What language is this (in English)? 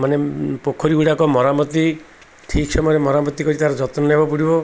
Odia